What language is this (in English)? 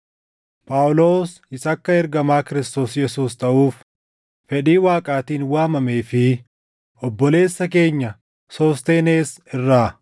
Oromo